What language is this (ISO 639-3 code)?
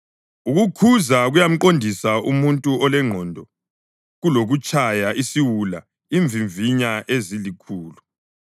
nde